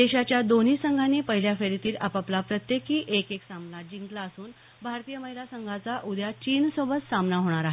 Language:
Marathi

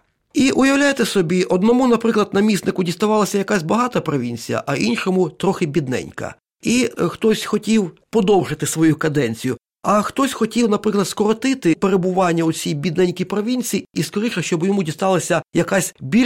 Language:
Ukrainian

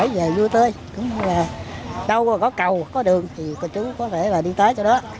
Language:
Vietnamese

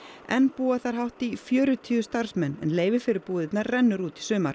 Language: Icelandic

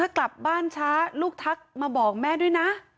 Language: Thai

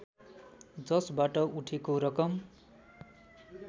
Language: Nepali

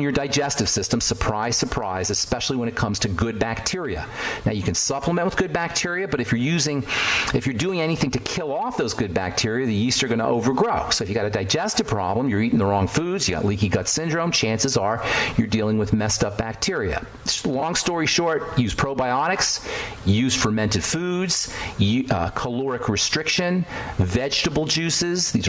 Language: English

